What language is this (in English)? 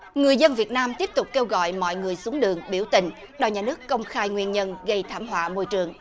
Vietnamese